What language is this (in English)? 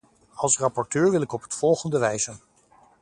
Dutch